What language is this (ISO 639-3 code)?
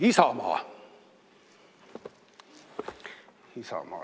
est